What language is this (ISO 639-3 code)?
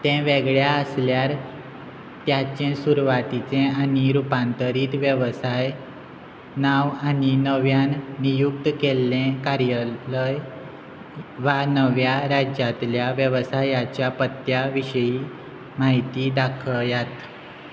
kok